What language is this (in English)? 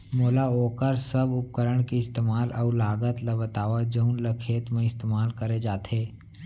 Chhattisgarhi